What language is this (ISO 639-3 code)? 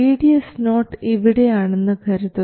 mal